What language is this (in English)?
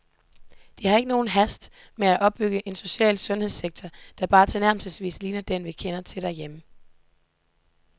Danish